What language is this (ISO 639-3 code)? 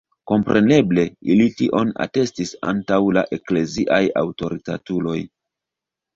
epo